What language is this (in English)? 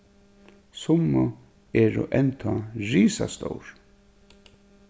Faroese